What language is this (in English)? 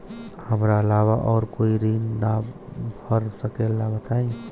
Bhojpuri